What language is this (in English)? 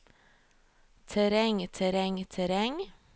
Norwegian